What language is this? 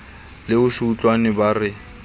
Southern Sotho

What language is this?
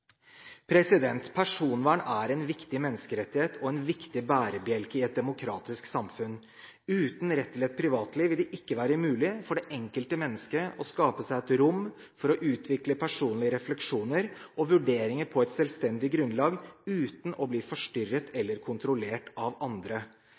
Norwegian Bokmål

